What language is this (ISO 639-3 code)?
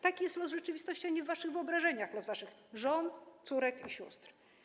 pol